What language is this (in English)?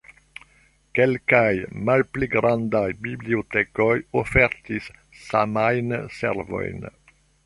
Esperanto